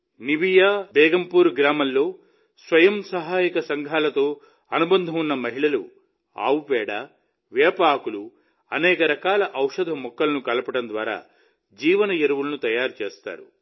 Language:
Telugu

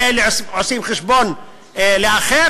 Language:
Hebrew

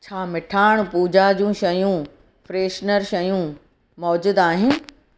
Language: Sindhi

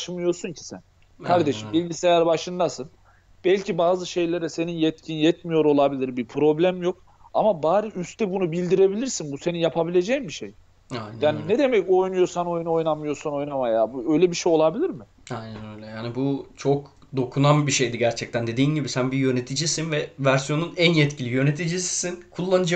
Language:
Turkish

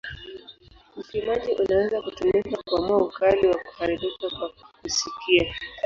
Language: Swahili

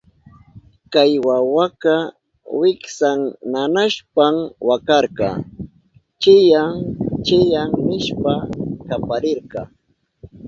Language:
Southern Pastaza Quechua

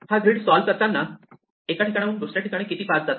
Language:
Marathi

